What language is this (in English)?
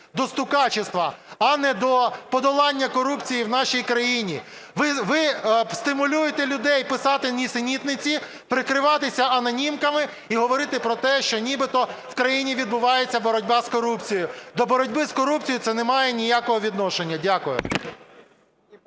Ukrainian